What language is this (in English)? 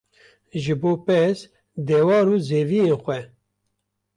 Kurdish